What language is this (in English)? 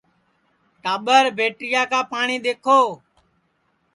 Sansi